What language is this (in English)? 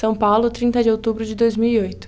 Portuguese